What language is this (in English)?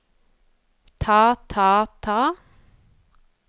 Norwegian